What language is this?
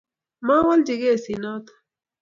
Kalenjin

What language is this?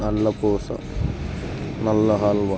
Telugu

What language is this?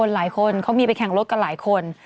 Thai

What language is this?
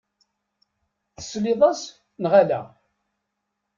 Kabyle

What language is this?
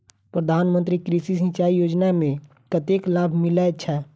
Maithili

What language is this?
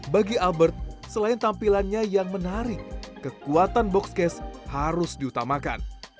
Indonesian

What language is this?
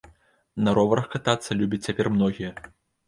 Belarusian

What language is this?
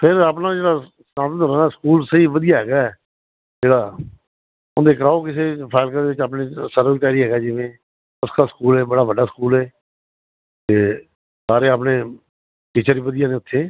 Punjabi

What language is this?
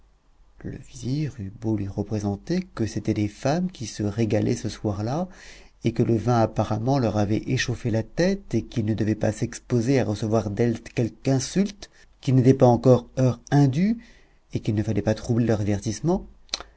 French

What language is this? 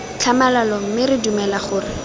Tswana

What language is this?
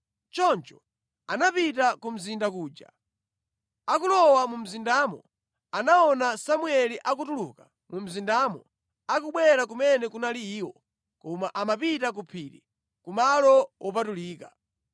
Nyanja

